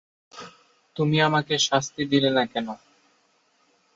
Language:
Bangla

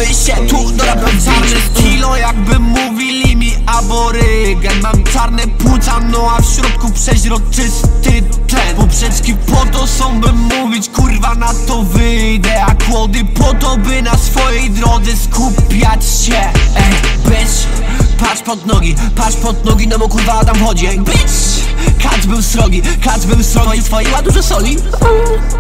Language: Polish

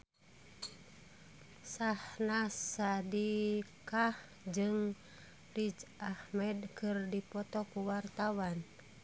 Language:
Sundanese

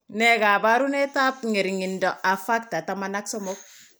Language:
Kalenjin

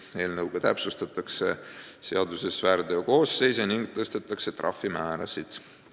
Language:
Estonian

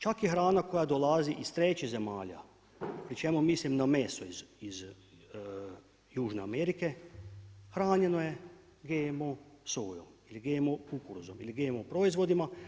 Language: Croatian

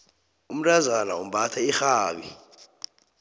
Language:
South Ndebele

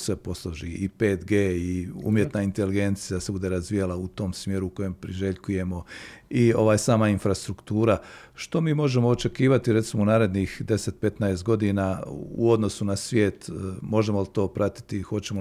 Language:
Croatian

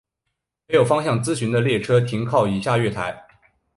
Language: Chinese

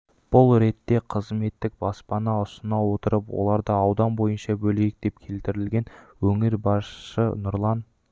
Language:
Kazakh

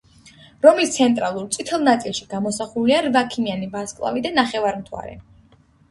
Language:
Georgian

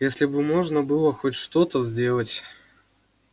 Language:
Russian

